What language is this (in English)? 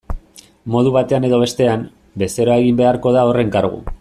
Basque